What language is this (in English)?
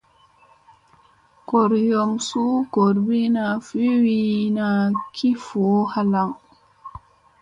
Musey